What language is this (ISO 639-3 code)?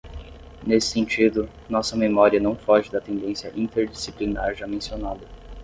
por